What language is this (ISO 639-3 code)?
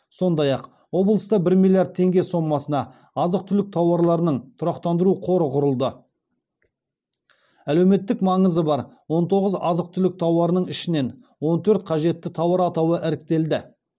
kaz